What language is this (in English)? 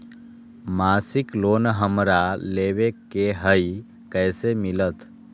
Magahi